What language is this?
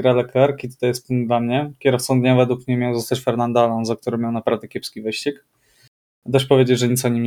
Polish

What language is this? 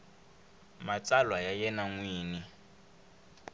Tsonga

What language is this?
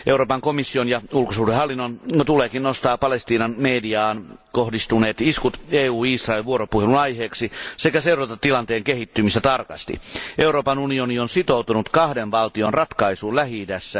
Finnish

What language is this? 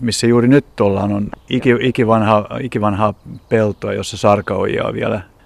Finnish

